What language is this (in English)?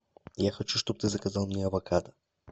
Russian